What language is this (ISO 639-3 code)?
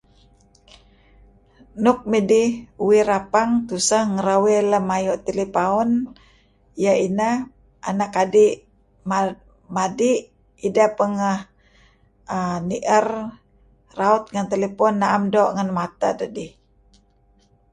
kzi